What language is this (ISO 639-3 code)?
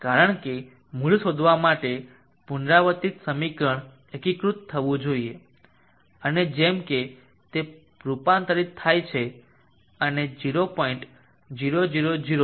guj